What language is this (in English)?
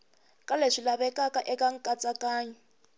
Tsonga